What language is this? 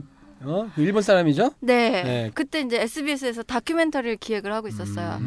Korean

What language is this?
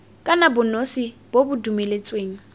Tswana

